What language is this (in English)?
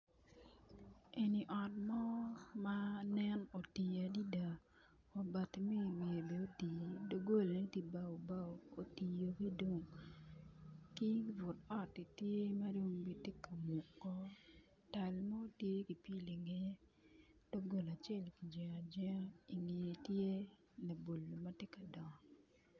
Acoli